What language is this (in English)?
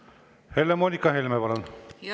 Estonian